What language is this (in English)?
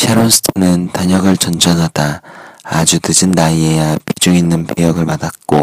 Korean